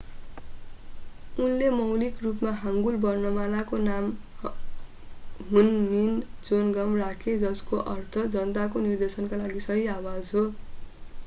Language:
Nepali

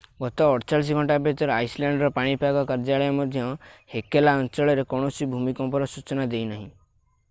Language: Odia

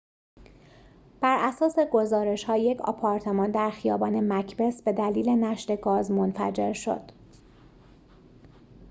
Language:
Persian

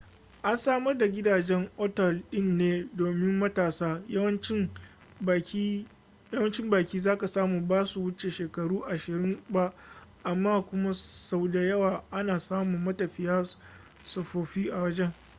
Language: Hausa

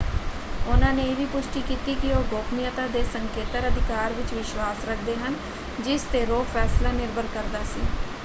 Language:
Punjabi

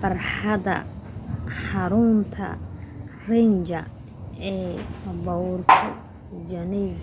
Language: Somali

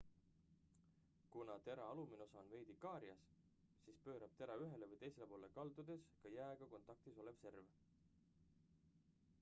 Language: Estonian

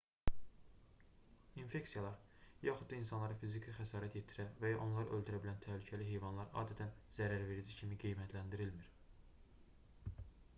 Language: Azerbaijani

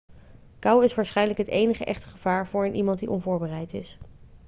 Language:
Dutch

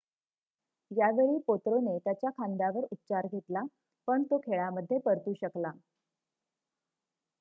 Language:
Marathi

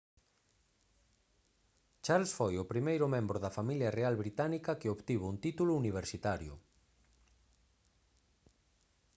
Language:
Galician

